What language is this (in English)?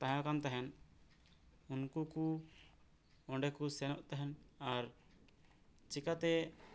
Santali